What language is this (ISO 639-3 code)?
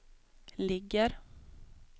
swe